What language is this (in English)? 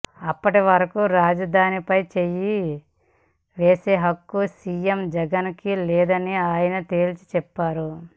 Telugu